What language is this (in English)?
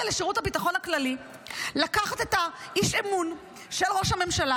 Hebrew